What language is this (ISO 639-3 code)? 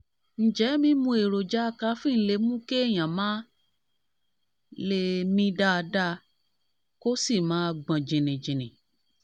yor